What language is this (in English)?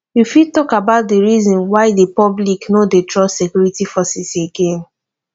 Nigerian Pidgin